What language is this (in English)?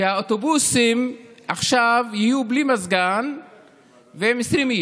Hebrew